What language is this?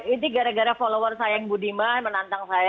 Indonesian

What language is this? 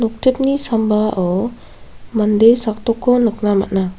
Garo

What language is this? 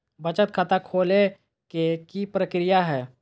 Magahi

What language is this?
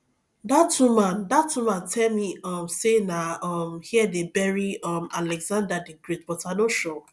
Nigerian Pidgin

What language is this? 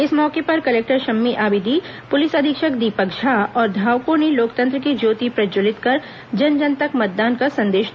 Hindi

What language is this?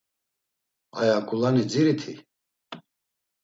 Laz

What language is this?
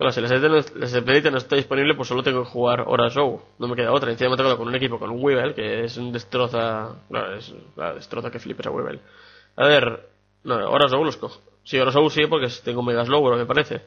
Spanish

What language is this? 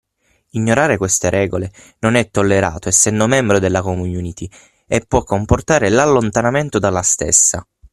Italian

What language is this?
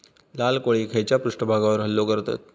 Marathi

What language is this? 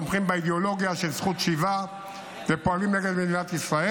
Hebrew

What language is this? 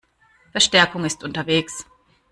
German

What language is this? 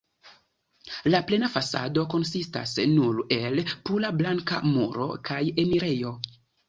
Esperanto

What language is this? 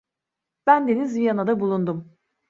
Turkish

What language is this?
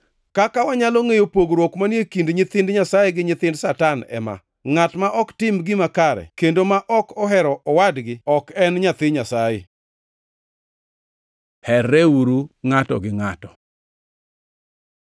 Luo (Kenya and Tanzania)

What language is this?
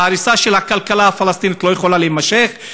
Hebrew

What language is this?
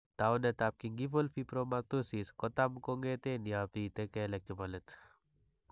Kalenjin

